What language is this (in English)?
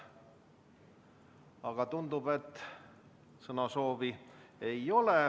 Estonian